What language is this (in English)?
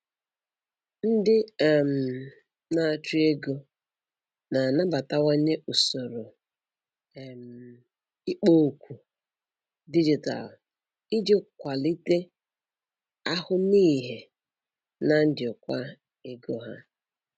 Igbo